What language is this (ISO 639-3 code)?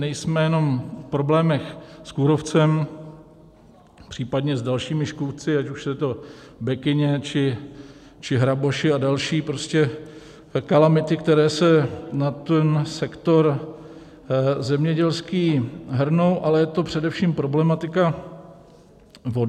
ces